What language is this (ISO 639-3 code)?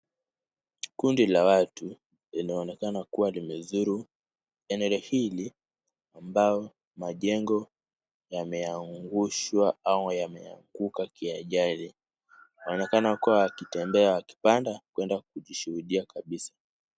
swa